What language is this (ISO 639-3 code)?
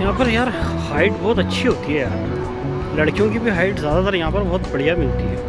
hin